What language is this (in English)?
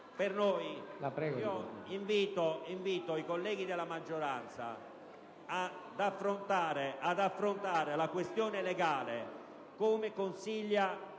Italian